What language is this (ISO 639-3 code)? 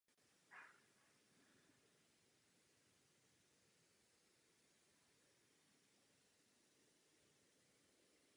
ces